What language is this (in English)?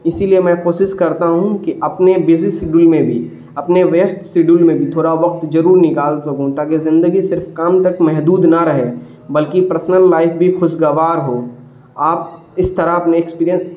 Urdu